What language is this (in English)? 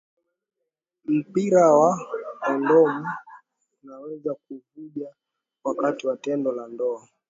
Swahili